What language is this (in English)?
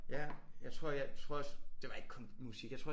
Danish